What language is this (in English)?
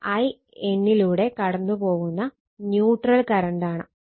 Malayalam